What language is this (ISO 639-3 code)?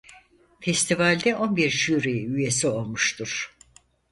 tur